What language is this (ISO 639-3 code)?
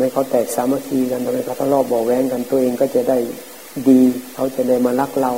tha